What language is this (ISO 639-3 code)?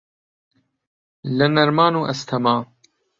ckb